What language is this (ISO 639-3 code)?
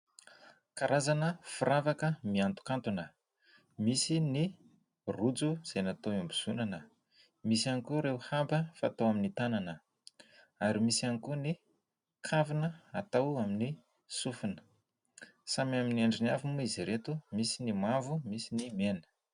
mlg